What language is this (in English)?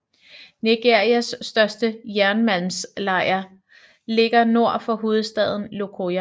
Danish